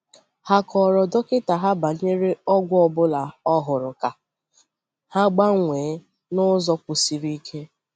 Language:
Igbo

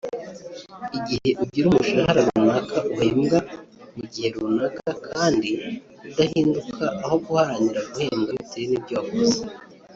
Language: Kinyarwanda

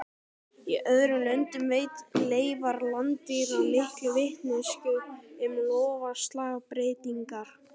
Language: Icelandic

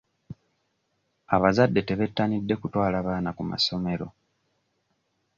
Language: Ganda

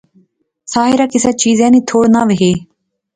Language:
Pahari-Potwari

